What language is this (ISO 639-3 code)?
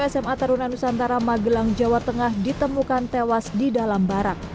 ind